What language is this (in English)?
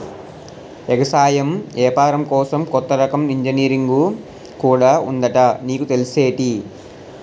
Telugu